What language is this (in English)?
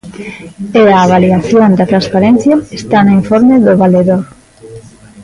Galician